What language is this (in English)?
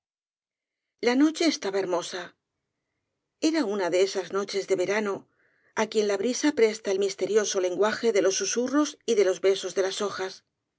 Spanish